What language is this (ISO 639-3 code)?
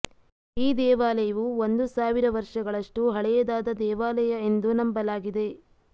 kan